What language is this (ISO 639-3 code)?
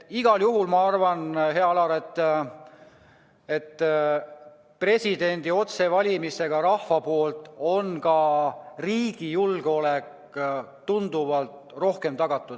est